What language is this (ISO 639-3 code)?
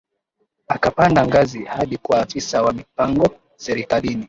swa